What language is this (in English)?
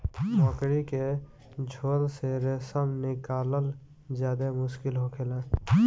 Bhojpuri